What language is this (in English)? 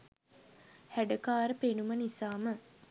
Sinhala